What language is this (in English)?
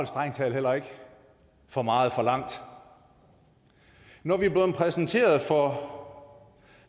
Danish